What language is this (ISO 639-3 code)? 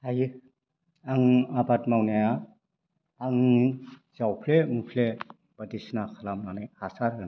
brx